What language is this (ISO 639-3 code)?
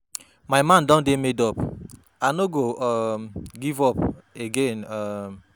pcm